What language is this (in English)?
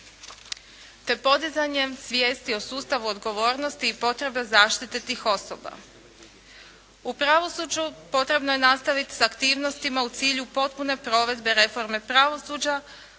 Croatian